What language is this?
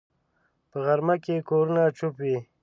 Pashto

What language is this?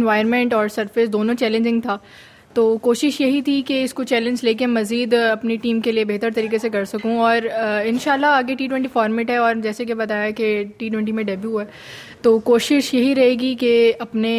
Urdu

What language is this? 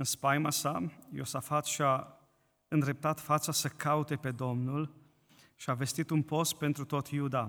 Romanian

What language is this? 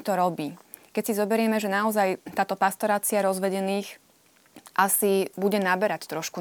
Slovak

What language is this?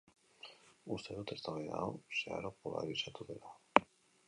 Basque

